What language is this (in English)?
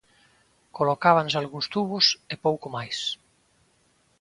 Galician